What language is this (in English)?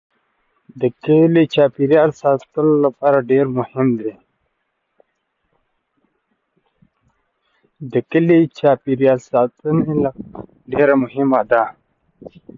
Pashto